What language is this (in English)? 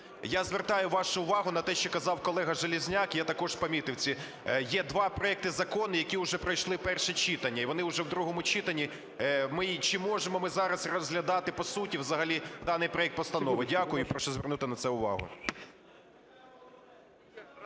Ukrainian